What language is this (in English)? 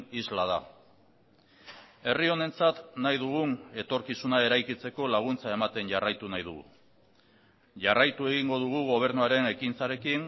Basque